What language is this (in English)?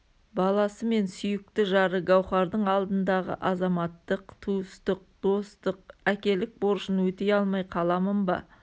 Kazakh